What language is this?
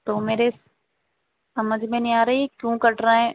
Urdu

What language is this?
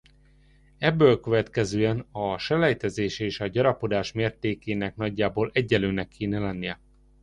Hungarian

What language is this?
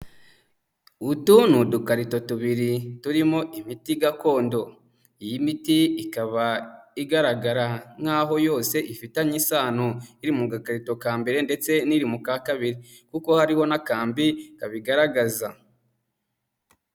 Kinyarwanda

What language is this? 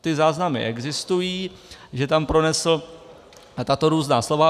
Czech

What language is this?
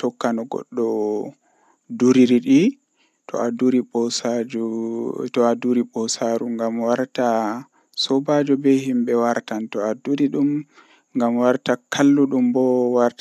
Western Niger Fulfulde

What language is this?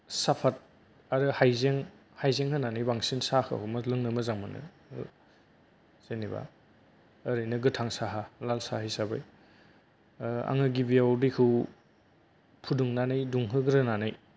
Bodo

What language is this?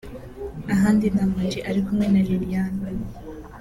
Kinyarwanda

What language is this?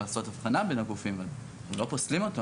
Hebrew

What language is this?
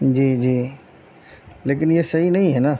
Urdu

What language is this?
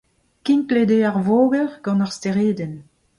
Breton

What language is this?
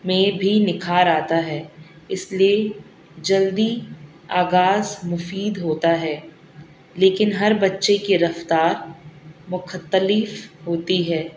Urdu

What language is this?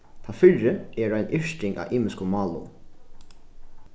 Faroese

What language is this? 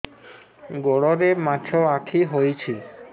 Odia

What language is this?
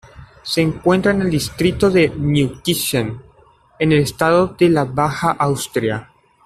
Spanish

